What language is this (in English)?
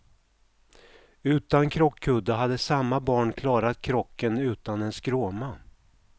Swedish